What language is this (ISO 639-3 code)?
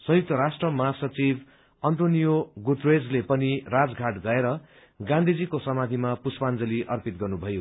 nep